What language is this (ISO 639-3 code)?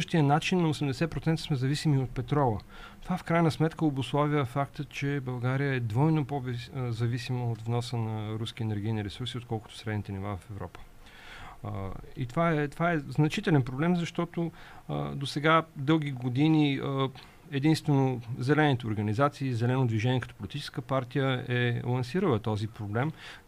bul